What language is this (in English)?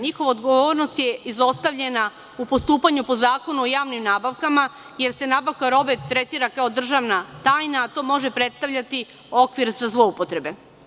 Serbian